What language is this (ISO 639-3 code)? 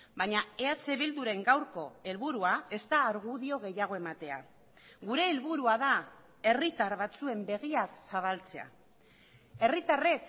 eus